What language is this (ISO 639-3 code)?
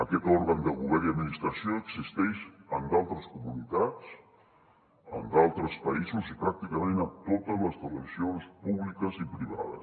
cat